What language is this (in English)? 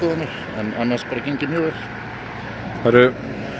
Icelandic